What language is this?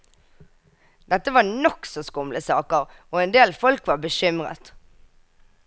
Norwegian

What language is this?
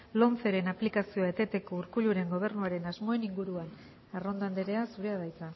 Basque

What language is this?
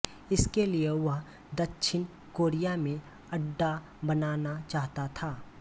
Hindi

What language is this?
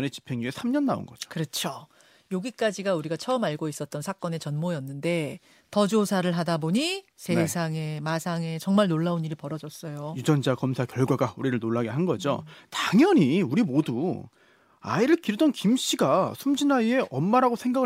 Korean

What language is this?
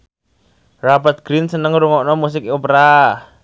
Javanese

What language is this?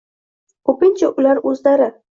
Uzbek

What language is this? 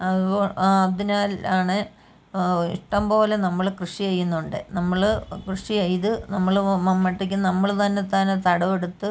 Malayalam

